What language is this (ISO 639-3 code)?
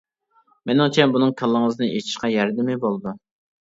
uig